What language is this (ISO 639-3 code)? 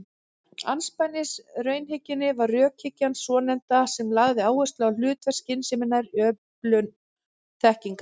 isl